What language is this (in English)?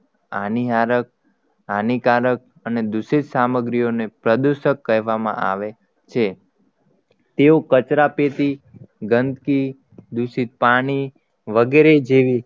Gujarati